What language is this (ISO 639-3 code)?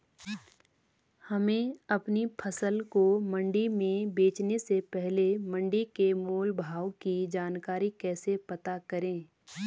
hin